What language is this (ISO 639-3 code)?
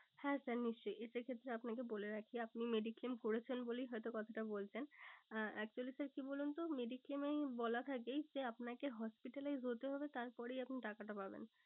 ben